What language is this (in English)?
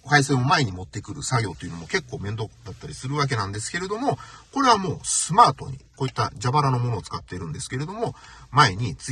Japanese